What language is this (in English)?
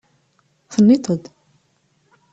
Kabyle